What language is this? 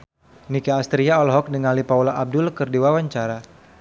Sundanese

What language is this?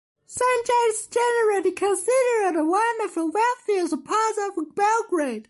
English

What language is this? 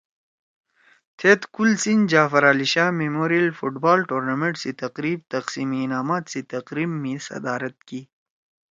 Torwali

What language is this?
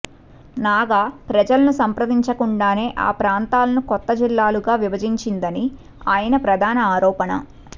Telugu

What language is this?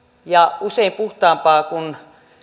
Finnish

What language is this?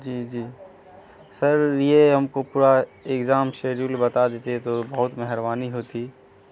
Urdu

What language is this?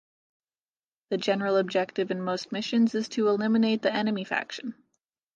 English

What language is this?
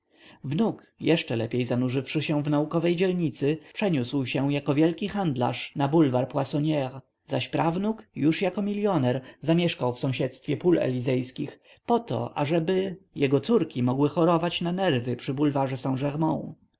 Polish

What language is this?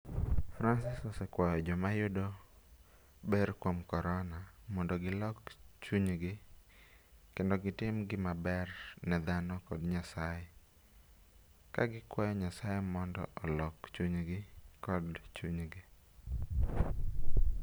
Luo (Kenya and Tanzania)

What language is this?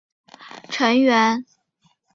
Chinese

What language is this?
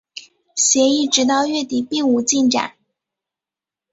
Chinese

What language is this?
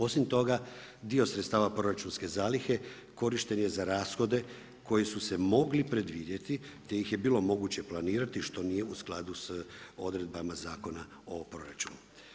Croatian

